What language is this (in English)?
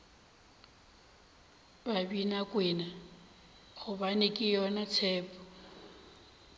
Northern Sotho